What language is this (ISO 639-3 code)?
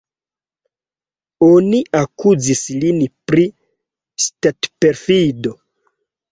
epo